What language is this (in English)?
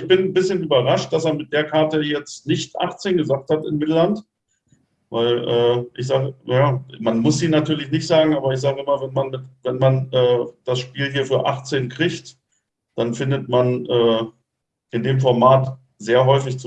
German